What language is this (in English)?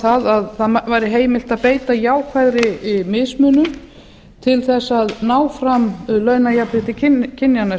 Icelandic